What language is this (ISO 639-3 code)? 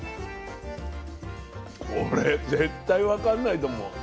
jpn